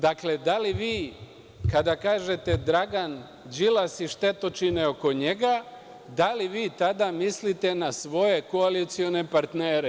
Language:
Serbian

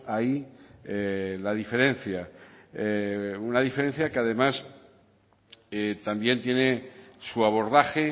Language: Spanish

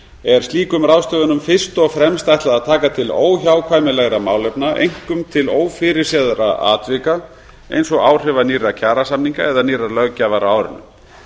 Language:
Icelandic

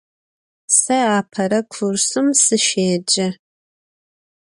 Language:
Adyghe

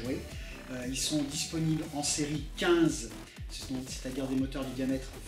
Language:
French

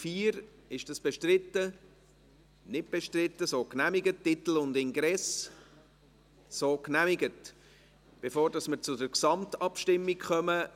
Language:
Swiss German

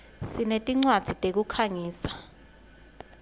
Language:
Swati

